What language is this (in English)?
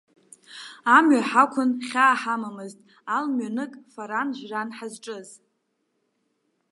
Abkhazian